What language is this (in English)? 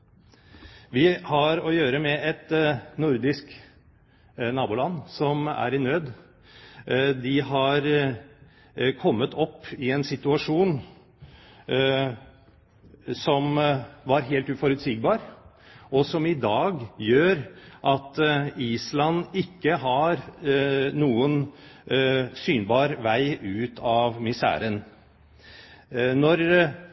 Norwegian Bokmål